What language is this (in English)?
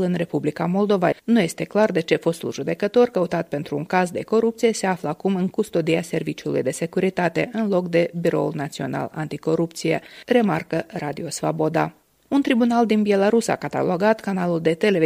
Romanian